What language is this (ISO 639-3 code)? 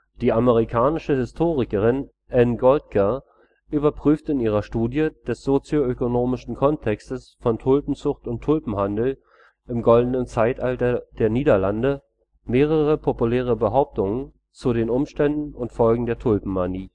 deu